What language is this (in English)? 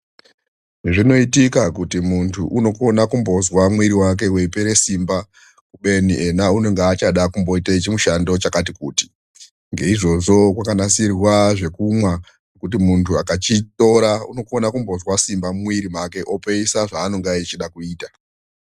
Ndau